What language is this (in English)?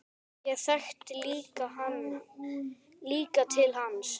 Icelandic